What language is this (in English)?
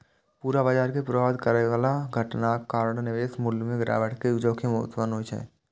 Maithili